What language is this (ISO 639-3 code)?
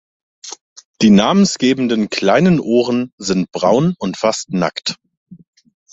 deu